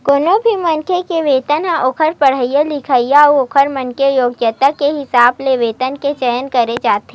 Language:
Chhattisgarhi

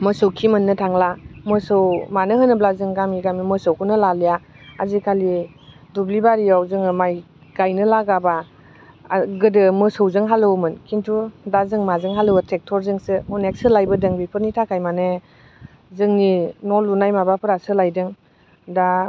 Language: Bodo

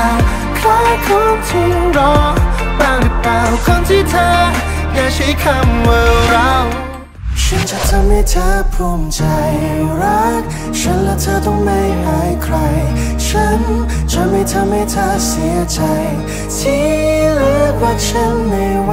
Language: Thai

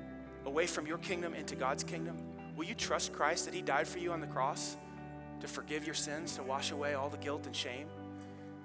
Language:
English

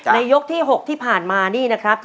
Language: Thai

